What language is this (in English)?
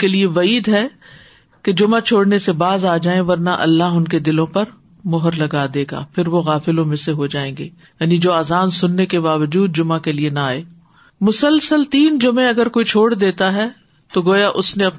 Urdu